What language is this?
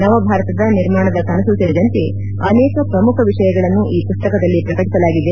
Kannada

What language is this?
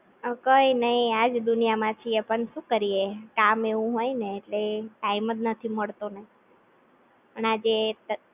Gujarati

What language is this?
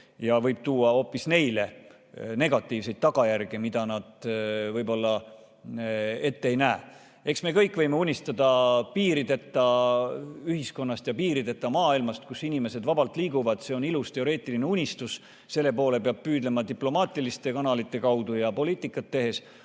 Estonian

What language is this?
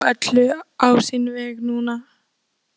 Icelandic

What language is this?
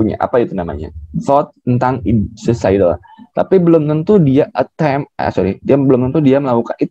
Indonesian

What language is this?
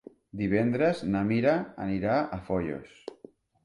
Catalan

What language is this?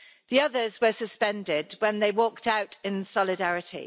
English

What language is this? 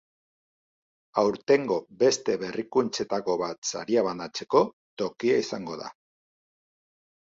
Basque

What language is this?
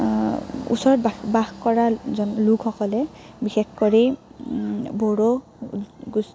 Assamese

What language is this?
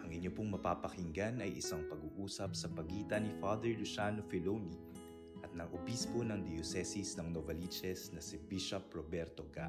Filipino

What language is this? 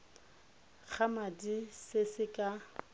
Tswana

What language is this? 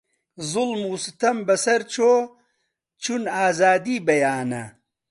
Central Kurdish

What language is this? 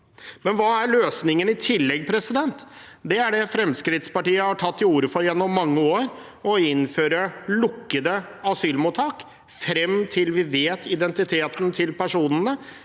Norwegian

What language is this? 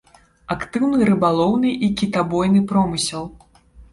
Belarusian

